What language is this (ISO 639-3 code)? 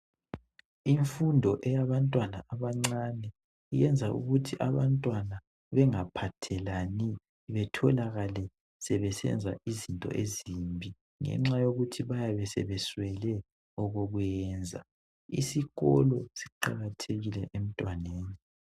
nde